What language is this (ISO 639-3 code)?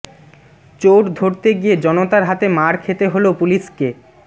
ben